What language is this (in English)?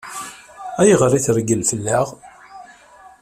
Kabyle